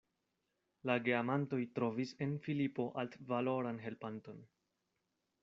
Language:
Esperanto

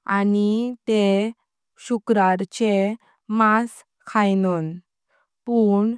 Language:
Konkani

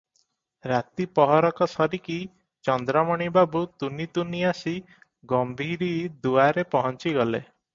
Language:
Odia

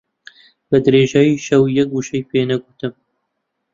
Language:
Central Kurdish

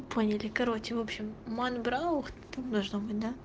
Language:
Russian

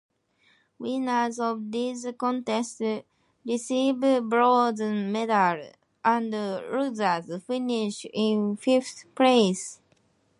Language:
English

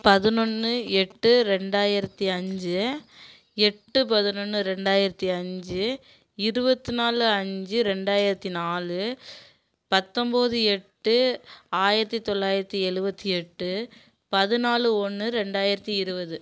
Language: Tamil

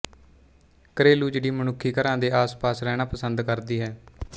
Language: Punjabi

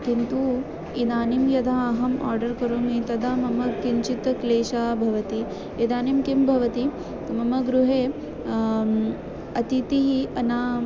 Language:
Sanskrit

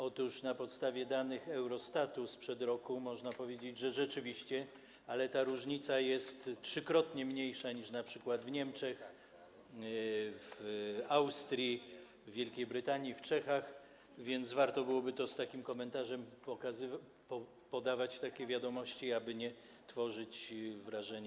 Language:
Polish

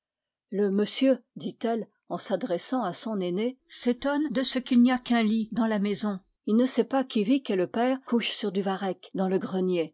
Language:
French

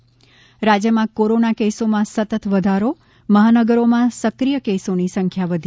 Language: Gujarati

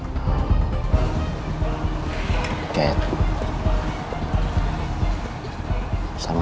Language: Indonesian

